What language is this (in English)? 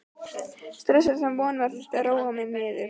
Icelandic